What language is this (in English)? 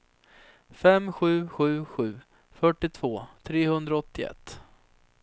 Swedish